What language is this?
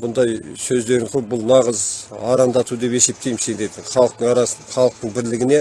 Turkish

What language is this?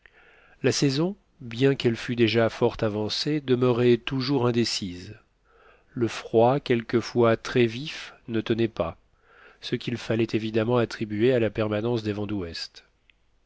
French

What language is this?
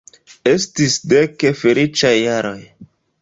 Esperanto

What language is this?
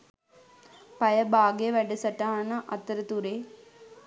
Sinhala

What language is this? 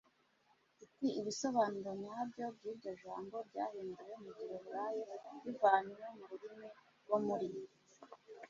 Kinyarwanda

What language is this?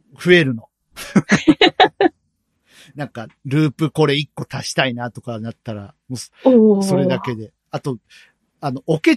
Japanese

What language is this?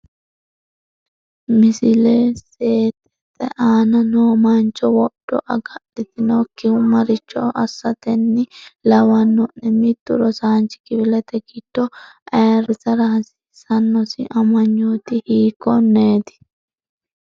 Sidamo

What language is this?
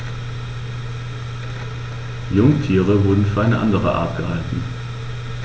German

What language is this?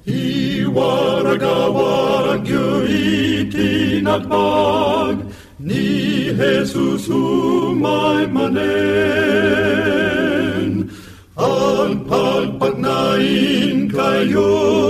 Filipino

